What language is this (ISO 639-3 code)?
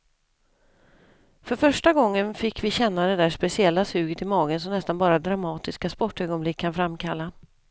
swe